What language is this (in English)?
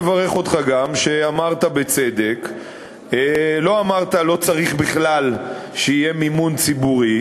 Hebrew